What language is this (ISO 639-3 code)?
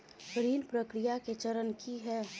mai